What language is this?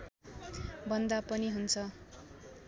Nepali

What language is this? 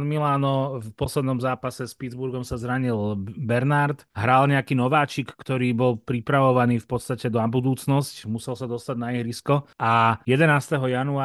Slovak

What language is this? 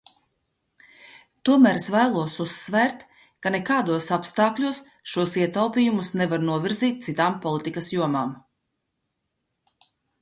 Latvian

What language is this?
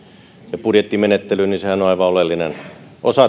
Finnish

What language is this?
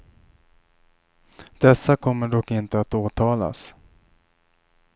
Swedish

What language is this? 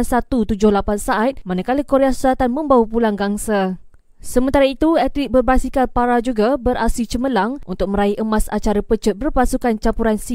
Malay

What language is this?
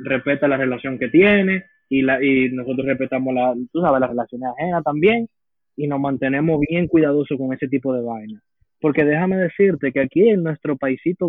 Spanish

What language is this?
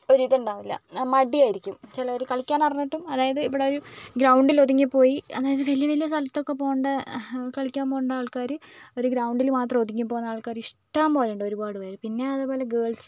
Malayalam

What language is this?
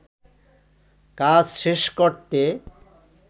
Bangla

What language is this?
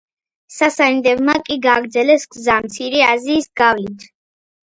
Georgian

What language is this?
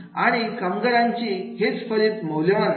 Marathi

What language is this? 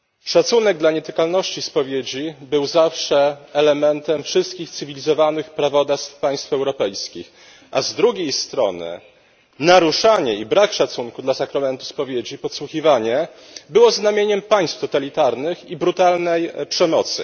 Polish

